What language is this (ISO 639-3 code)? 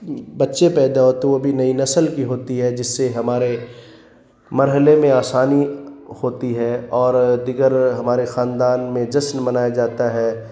urd